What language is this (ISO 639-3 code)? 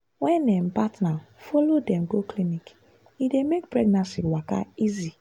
pcm